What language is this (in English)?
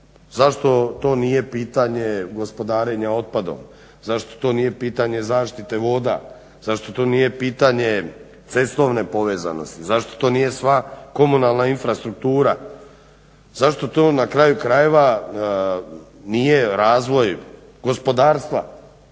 Croatian